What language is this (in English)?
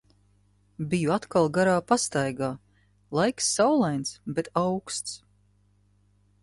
Latvian